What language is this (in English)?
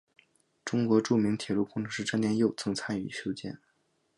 Chinese